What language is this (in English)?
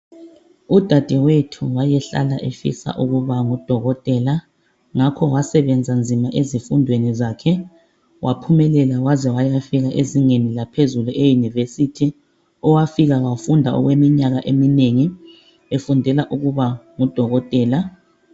North Ndebele